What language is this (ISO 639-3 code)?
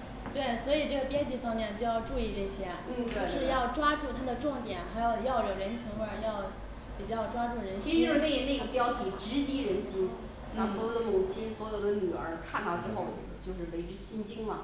zho